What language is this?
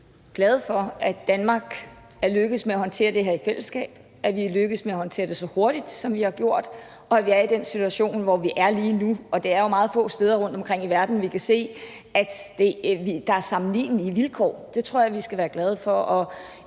Danish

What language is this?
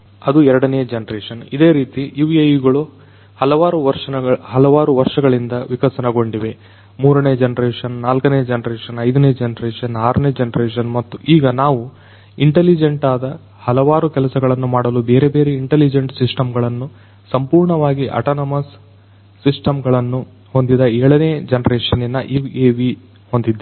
Kannada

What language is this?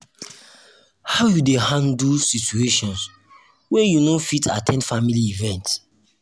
Nigerian Pidgin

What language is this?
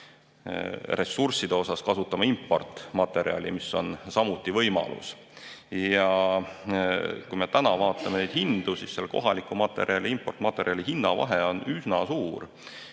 Estonian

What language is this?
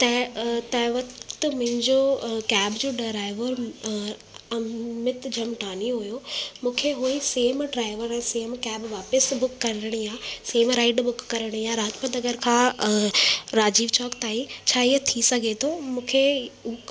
Sindhi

